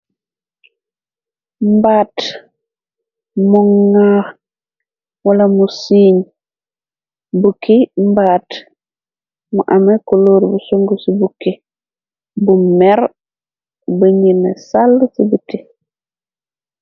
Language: Wolof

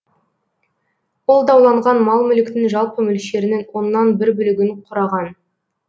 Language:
Kazakh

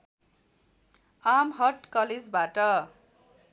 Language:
Nepali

